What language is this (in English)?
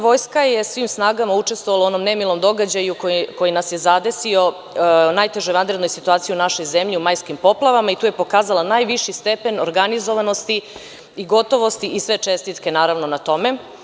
Serbian